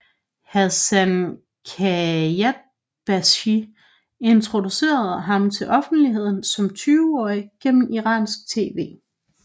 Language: Danish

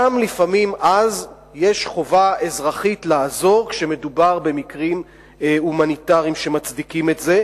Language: Hebrew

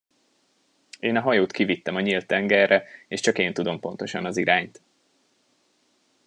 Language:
Hungarian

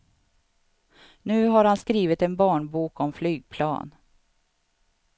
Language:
Swedish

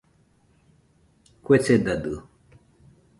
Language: Nüpode Huitoto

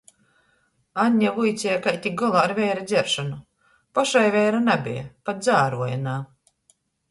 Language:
Latgalian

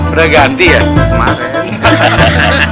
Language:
Indonesian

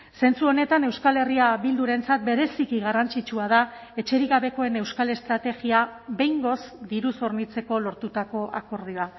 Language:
Basque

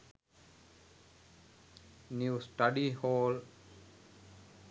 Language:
Sinhala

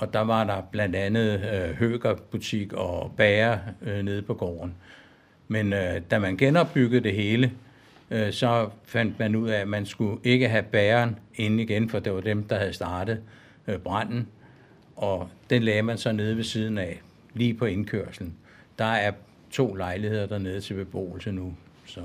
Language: Danish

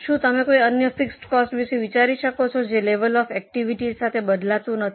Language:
Gujarati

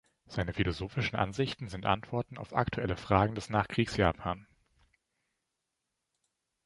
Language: German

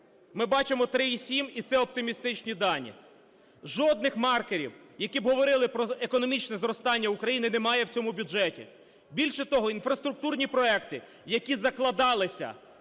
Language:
Ukrainian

